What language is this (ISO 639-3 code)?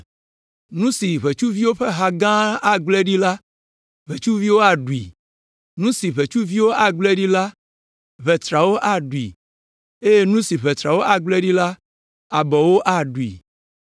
ewe